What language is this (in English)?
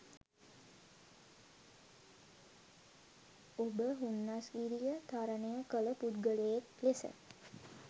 Sinhala